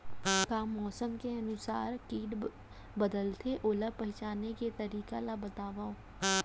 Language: Chhattisgarhi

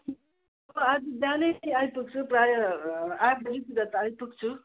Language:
Nepali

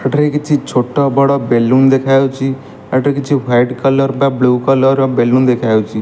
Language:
Odia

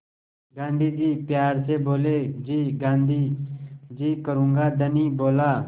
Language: Hindi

